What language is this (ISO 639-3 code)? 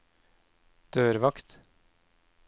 nor